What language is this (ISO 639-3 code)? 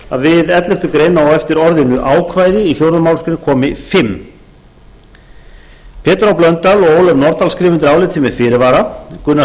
isl